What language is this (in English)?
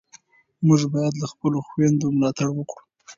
Pashto